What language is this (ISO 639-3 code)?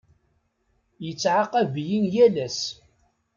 kab